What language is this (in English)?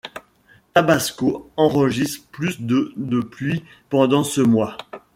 French